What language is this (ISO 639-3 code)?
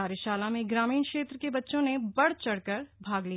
hin